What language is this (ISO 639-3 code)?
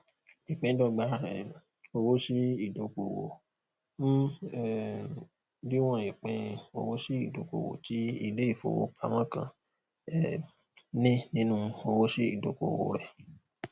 yor